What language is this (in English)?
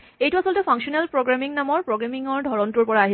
Assamese